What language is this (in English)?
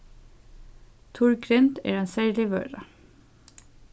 Faroese